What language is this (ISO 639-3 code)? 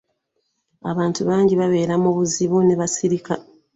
lug